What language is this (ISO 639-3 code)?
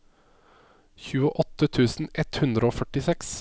nor